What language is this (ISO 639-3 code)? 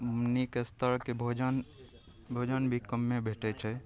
mai